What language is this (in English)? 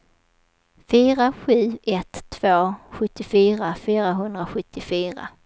Swedish